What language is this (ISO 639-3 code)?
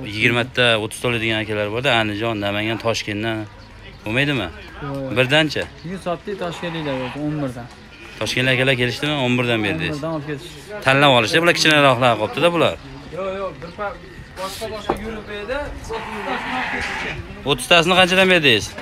tur